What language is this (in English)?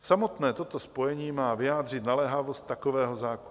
Czech